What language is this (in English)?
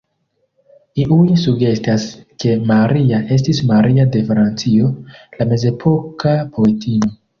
Esperanto